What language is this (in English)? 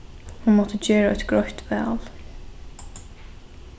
Faroese